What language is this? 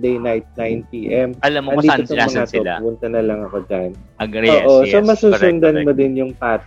Filipino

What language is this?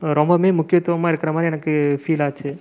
Tamil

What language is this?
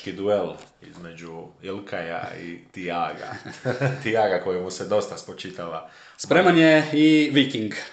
Croatian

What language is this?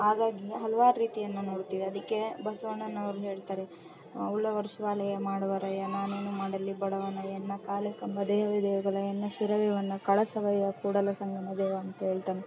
Kannada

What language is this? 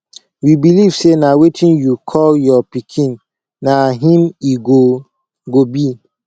Nigerian Pidgin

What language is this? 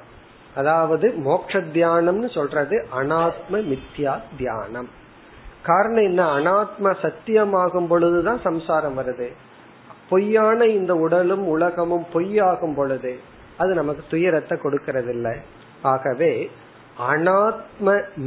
Tamil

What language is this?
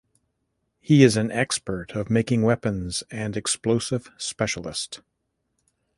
English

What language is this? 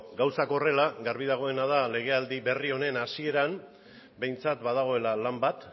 Basque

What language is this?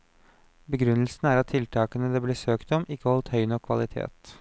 Norwegian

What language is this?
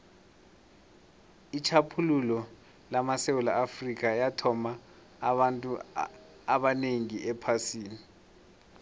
South Ndebele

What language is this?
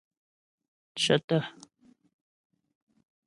Ghomala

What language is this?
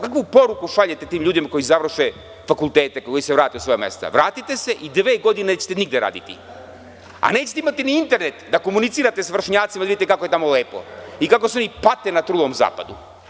Serbian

